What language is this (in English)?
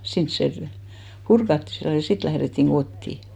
Finnish